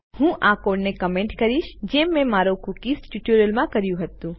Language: Gujarati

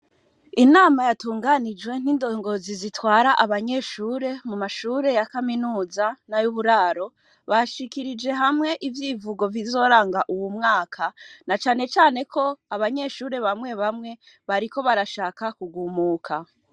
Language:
Rundi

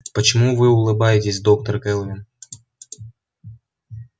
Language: Russian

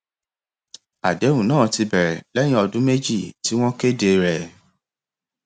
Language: Yoruba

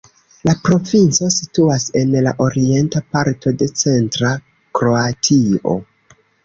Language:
Esperanto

